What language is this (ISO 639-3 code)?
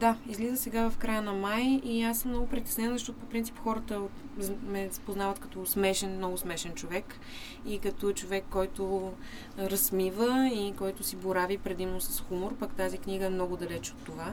bul